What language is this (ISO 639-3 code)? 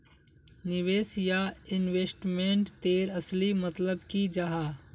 mag